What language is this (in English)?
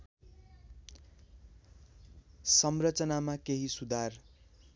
Nepali